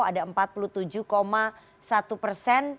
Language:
Indonesian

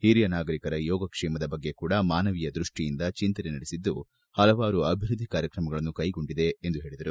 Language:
Kannada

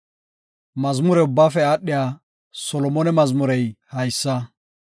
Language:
Gofa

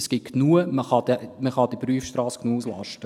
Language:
Swiss German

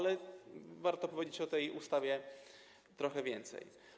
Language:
Polish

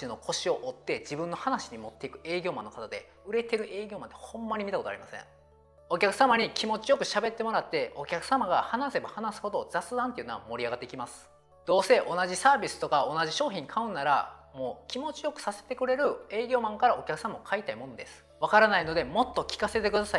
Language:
Japanese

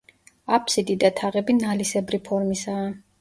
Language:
Georgian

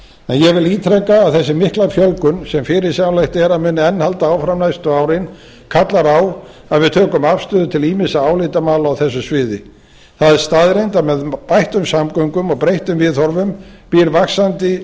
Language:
Icelandic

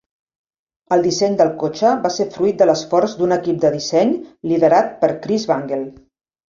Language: Catalan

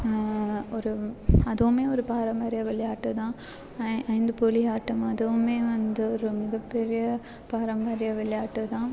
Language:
Tamil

